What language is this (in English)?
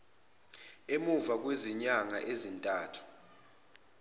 Zulu